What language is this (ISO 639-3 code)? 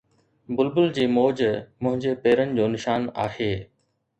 snd